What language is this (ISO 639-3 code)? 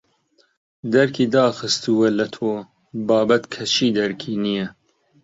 ckb